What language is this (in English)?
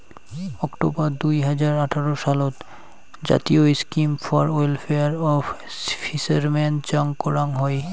Bangla